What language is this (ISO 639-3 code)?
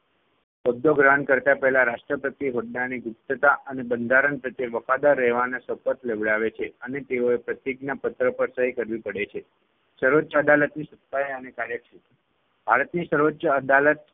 guj